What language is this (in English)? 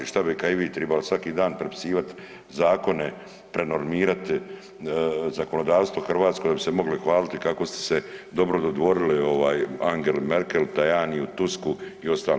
Croatian